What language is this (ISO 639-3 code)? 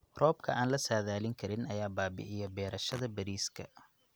som